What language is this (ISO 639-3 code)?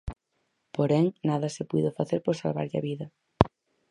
glg